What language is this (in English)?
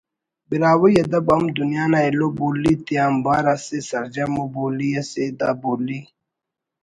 Brahui